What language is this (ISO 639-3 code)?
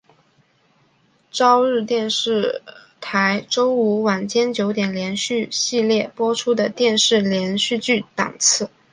zho